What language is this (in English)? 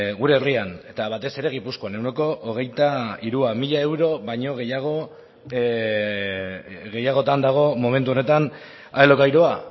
Basque